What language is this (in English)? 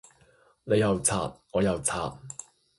Cantonese